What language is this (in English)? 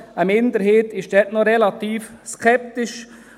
Swiss German